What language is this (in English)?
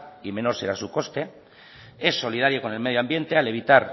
Spanish